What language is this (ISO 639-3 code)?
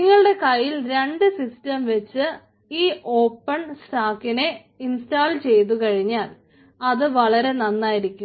mal